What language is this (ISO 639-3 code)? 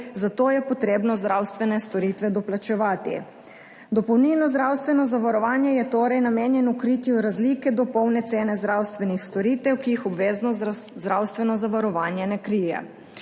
slv